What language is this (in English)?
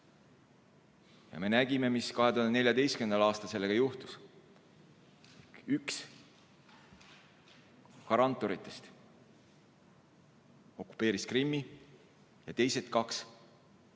Estonian